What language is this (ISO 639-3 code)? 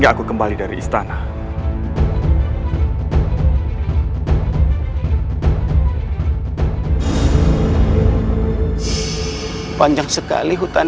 ind